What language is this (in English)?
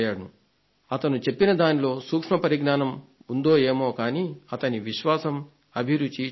Telugu